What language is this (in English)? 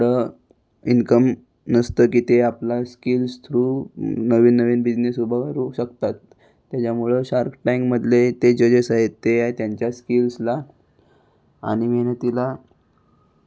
Marathi